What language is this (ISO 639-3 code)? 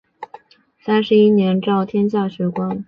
zho